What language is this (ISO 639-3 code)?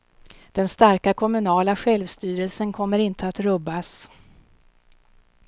swe